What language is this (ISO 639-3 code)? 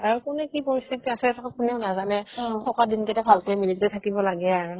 asm